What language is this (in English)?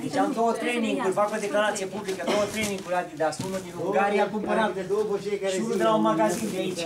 Romanian